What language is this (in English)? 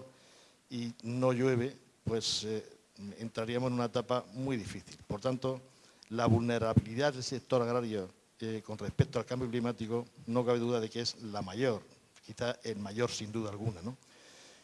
Spanish